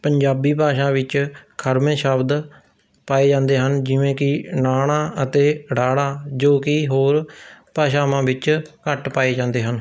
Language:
Punjabi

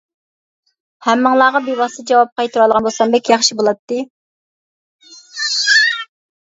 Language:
Uyghur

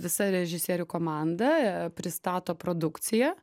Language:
Lithuanian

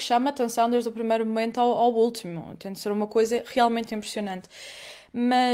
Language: Portuguese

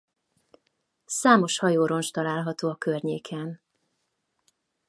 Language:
Hungarian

